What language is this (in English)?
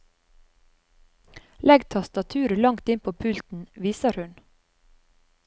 Norwegian